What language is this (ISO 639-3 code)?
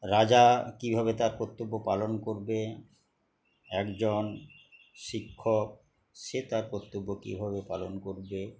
ben